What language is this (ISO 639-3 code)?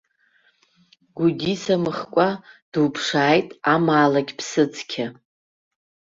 abk